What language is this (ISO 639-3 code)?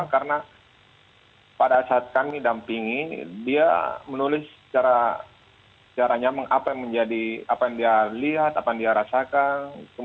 ind